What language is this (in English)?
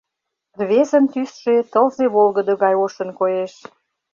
Mari